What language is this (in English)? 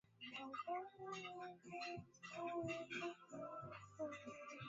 Swahili